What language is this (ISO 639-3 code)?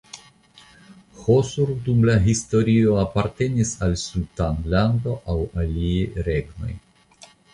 epo